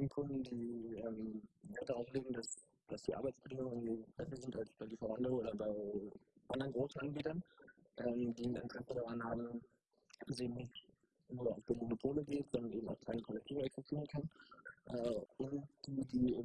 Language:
German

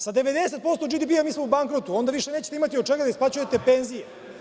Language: Serbian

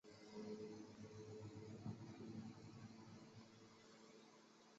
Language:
Chinese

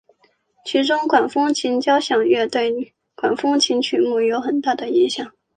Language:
Chinese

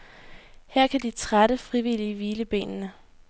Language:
Danish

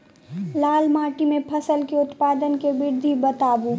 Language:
Maithili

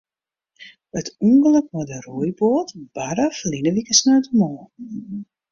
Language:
Western Frisian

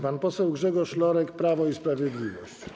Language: Polish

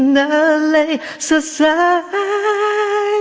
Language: Thai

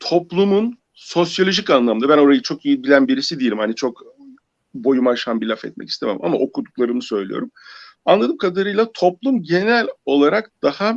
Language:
Turkish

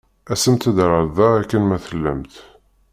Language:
Kabyle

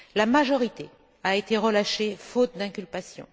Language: French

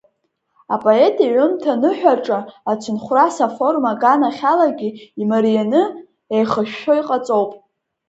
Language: Abkhazian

